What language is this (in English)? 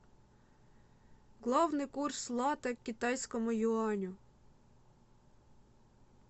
Russian